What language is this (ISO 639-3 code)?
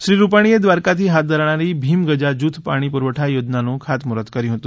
guj